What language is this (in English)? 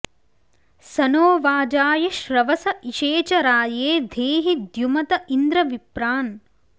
Sanskrit